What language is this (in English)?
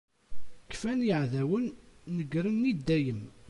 Kabyle